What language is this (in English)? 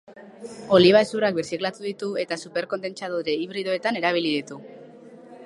Basque